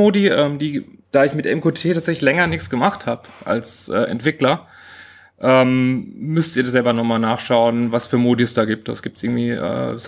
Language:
German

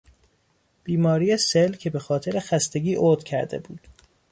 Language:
Persian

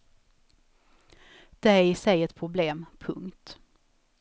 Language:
Swedish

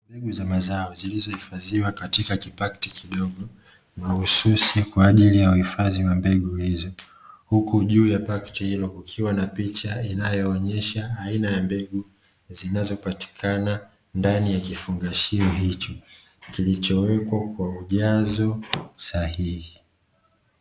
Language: Swahili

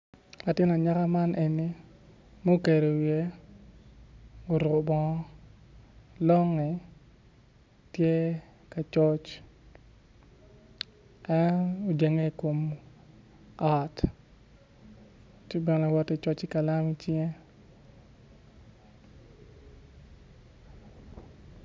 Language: Acoli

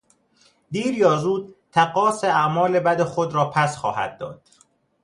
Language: Persian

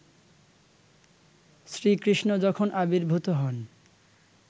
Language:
Bangla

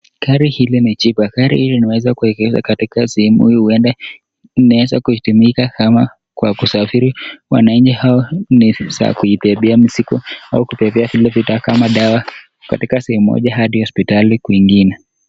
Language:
Swahili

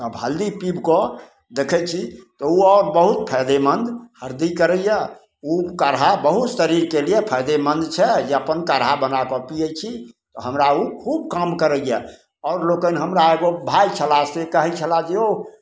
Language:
Maithili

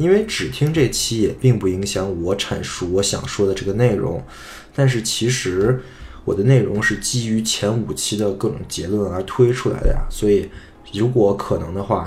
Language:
Chinese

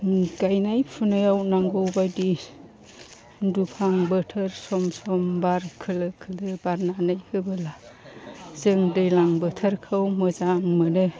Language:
Bodo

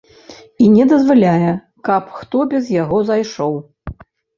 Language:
Belarusian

